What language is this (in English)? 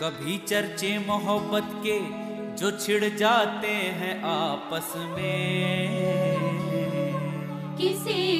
Hindi